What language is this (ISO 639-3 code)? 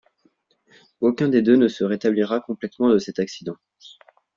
fra